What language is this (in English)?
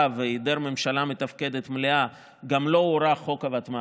Hebrew